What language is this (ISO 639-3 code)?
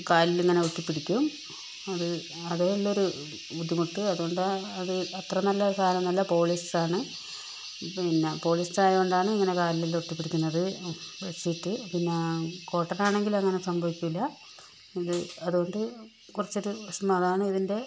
mal